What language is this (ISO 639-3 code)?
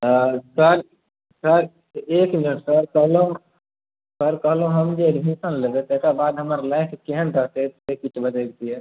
mai